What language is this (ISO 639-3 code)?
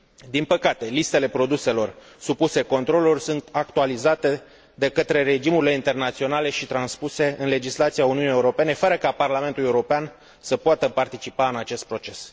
ron